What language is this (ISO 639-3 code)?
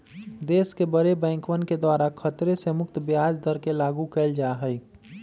mag